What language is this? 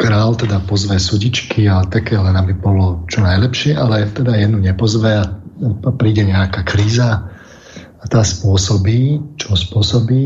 Slovak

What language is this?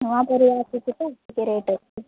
Odia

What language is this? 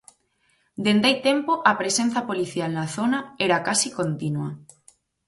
Galician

